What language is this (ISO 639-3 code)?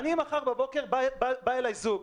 heb